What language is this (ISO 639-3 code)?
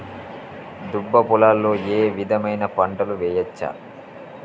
tel